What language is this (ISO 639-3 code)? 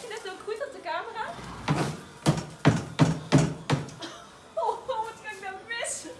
nld